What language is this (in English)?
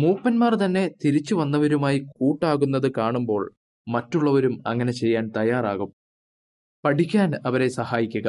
Malayalam